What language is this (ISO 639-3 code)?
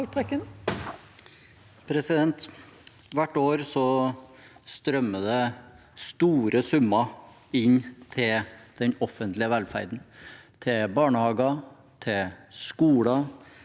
nor